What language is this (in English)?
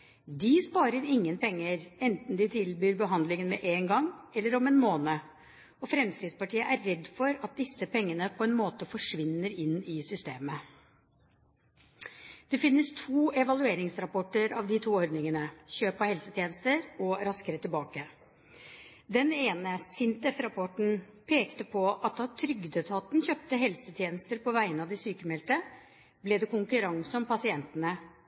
Norwegian Bokmål